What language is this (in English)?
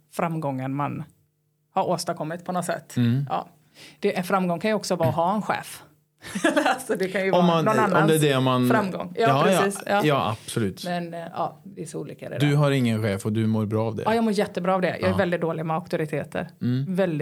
Swedish